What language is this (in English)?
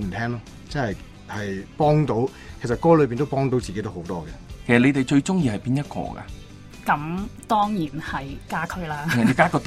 Chinese